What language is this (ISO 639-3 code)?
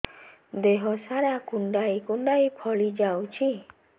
ori